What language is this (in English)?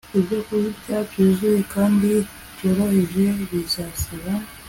Kinyarwanda